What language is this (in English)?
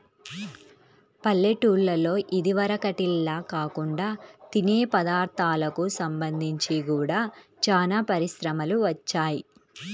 Telugu